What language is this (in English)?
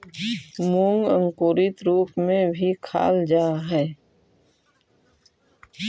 Magahi